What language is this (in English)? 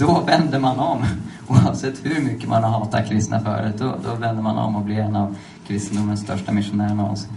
Swedish